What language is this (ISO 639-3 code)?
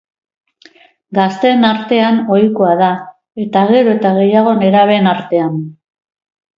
eus